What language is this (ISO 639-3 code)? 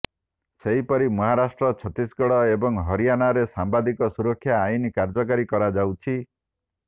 ori